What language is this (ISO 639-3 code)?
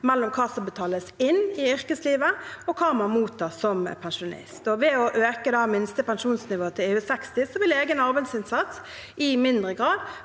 nor